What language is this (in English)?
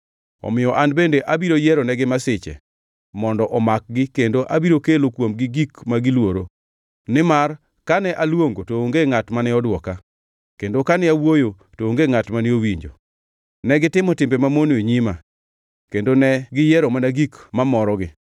Luo (Kenya and Tanzania)